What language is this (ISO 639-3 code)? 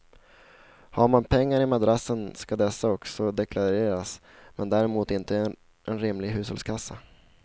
swe